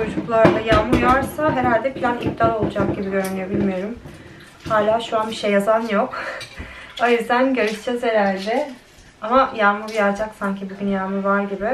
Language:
Turkish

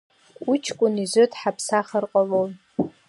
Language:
Abkhazian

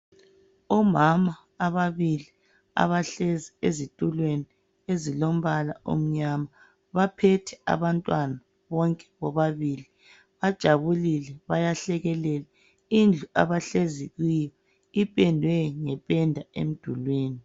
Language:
North Ndebele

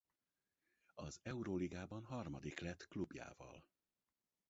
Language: Hungarian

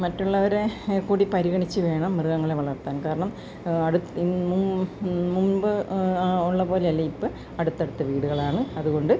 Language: Malayalam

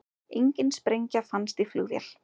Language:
Icelandic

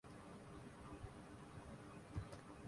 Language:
Urdu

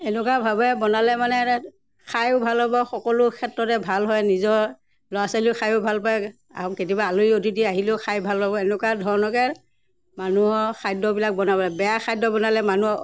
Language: Assamese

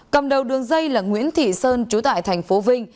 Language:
Vietnamese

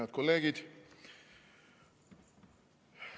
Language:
Estonian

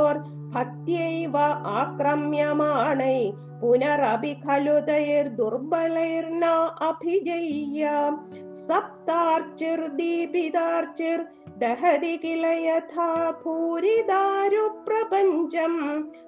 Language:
Malayalam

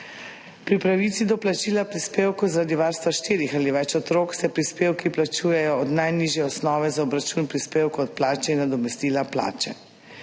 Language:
Slovenian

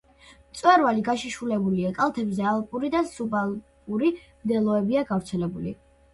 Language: Georgian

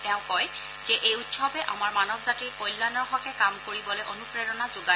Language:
Assamese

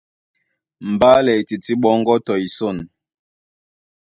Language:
Duala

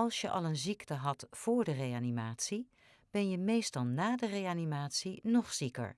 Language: Dutch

